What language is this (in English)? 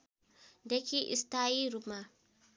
Nepali